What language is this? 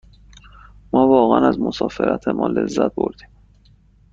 Persian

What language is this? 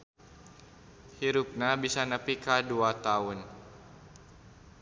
Sundanese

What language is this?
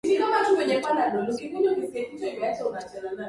Swahili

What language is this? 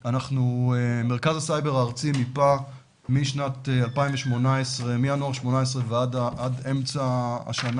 Hebrew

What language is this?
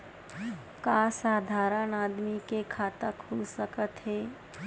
Chhattisgarhi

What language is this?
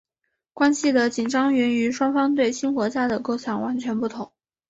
Chinese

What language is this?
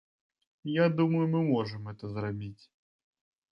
Belarusian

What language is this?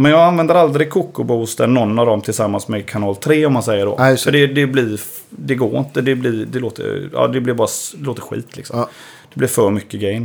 Swedish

